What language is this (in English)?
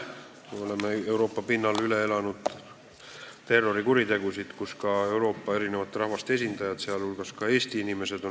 Estonian